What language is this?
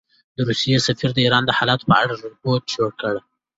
Pashto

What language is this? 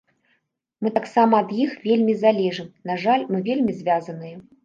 Belarusian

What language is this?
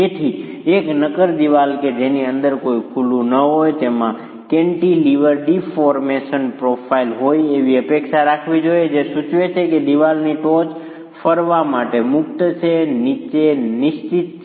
Gujarati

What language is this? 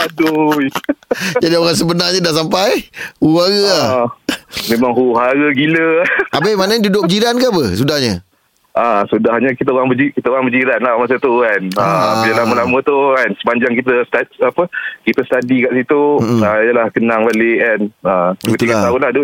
Malay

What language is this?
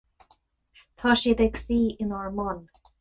Irish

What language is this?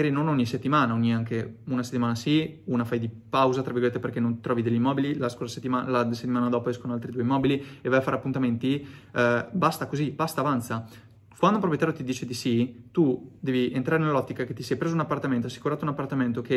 Italian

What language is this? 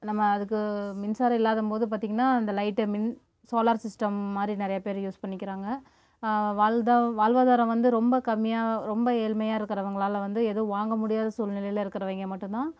Tamil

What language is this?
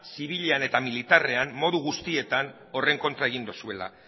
Basque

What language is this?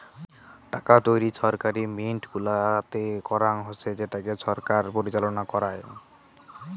Bangla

